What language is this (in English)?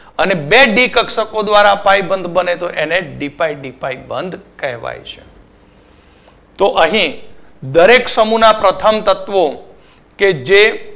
Gujarati